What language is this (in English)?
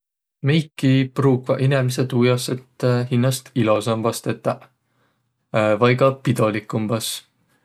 Võro